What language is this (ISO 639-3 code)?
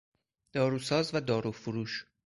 fas